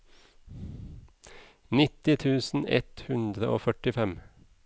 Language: Norwegian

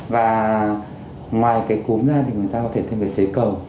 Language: Vietnamese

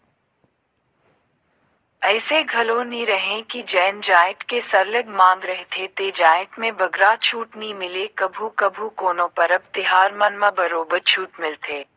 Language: Chhattisgarhi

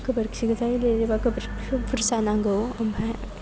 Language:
Bodo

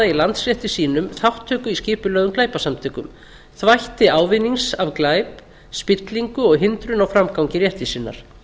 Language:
Icelandic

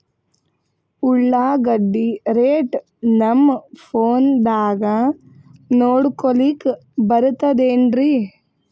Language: Kannada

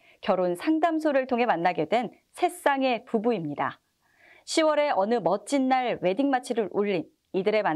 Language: Korean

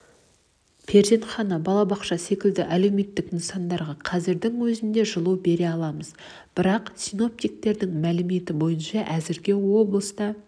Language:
Kazakh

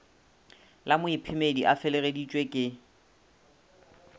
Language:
Northern Sotho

